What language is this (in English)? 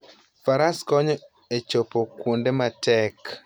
Luo (Kenya and Tanzania)